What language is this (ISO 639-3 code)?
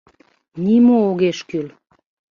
chm